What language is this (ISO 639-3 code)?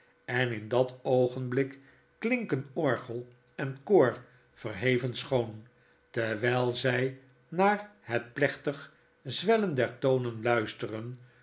nld